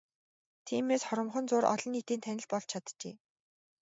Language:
Mongolian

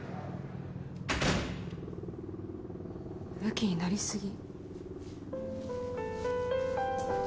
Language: Japanese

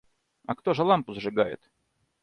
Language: Russian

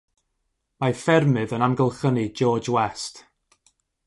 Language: Welsh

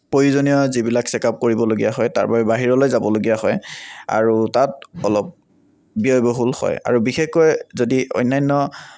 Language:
Assamese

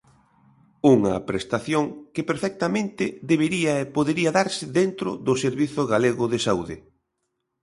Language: Galician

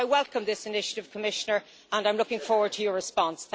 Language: English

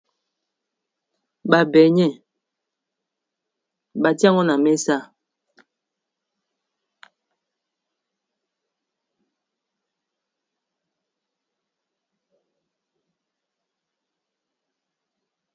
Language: Lingala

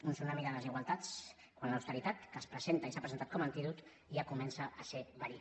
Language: Catalan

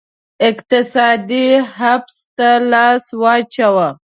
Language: Pashto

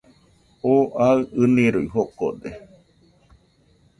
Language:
Nüpode Huitoto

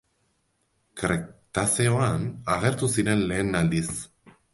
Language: Basque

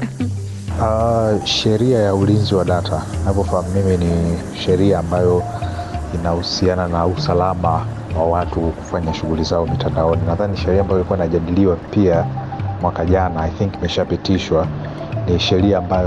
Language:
Swahili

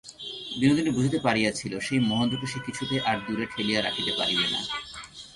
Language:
Bangla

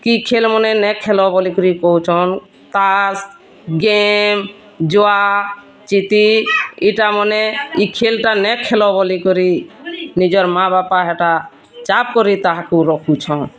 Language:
Odia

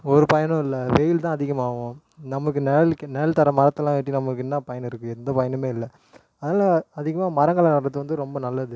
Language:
Tamil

